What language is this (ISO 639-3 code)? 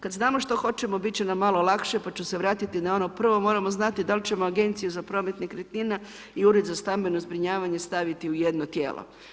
hrv